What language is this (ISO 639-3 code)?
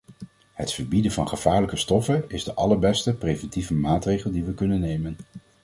nld